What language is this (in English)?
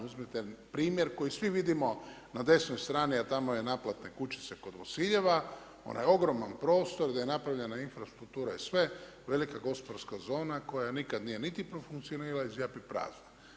Croatian